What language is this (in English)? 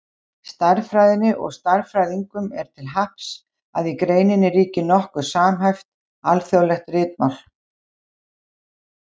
Icelandic